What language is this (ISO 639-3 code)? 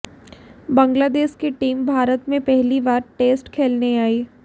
hin